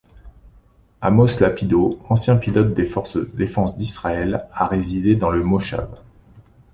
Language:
French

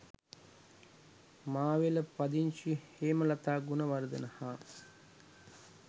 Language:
Sinhala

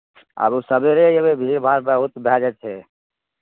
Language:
Maithili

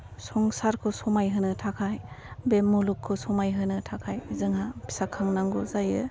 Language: Bodo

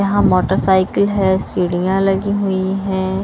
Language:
Hindi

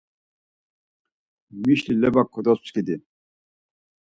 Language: Laz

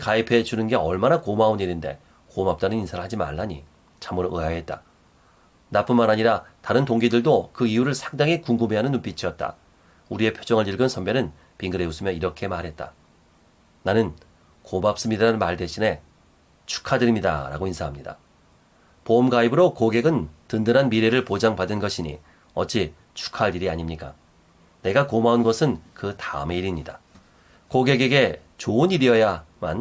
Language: Korean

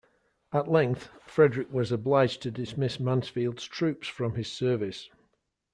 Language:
English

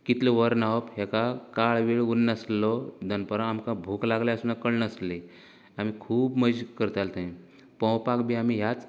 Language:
Konkani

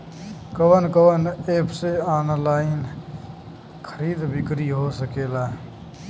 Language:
Bhojpuri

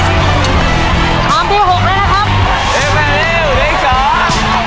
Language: Thai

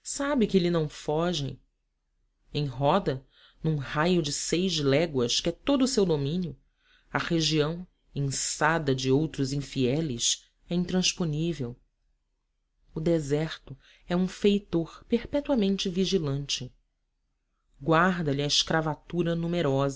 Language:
Portuguese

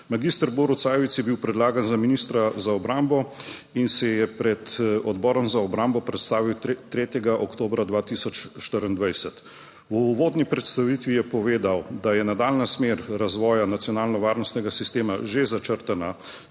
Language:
Slovenian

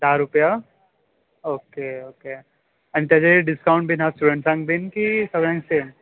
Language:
Konkani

